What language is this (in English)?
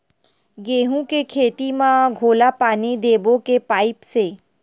Chhattisgarhi